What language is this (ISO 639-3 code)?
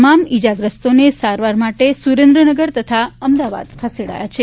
guj